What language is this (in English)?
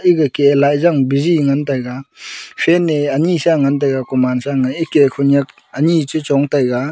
Wancho Naga